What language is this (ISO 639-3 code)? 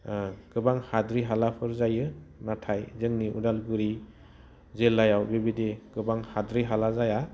brx